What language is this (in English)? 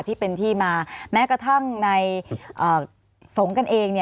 Thai